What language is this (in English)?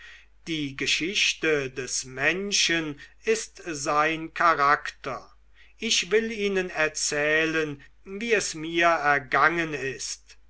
German